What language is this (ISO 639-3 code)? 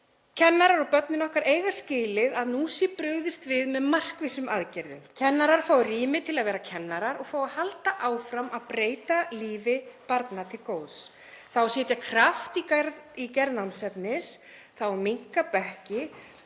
isl